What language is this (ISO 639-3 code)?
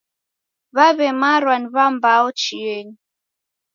dav